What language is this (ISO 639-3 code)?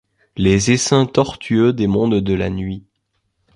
fra